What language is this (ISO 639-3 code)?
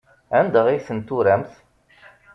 kab